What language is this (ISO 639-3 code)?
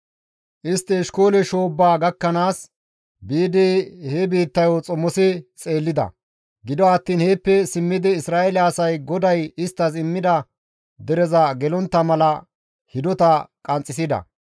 gmv